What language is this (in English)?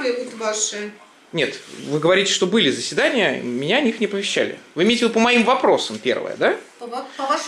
Russian